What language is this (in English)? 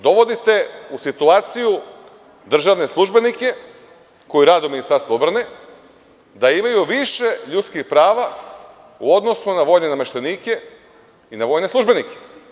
Serbian